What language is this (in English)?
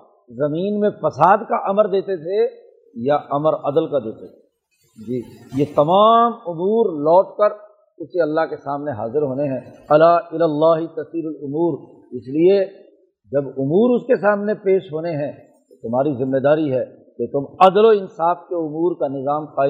Urdu